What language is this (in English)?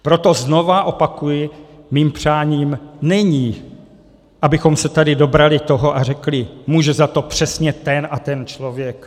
Czech